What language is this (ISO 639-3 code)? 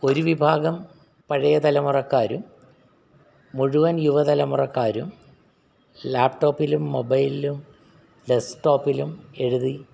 mal